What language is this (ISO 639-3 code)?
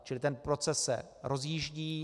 ces